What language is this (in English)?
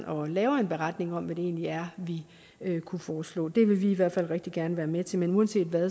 Danish